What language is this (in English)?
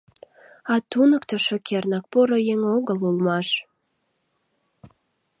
Mari